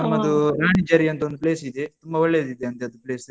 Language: Kannada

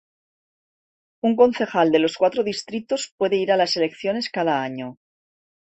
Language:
Spanish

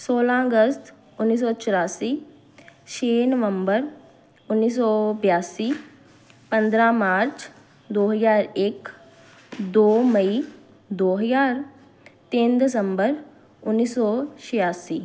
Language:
Punjabi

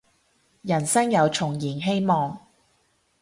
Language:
Cantonese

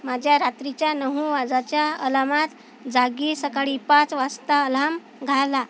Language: Marathi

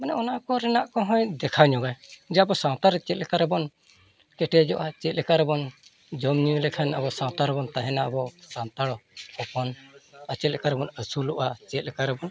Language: Santali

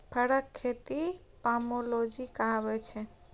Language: Maithili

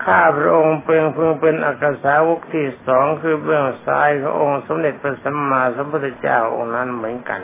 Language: Thai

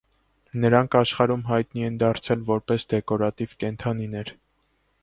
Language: Armenian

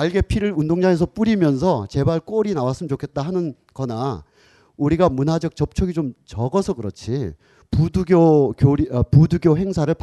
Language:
Korean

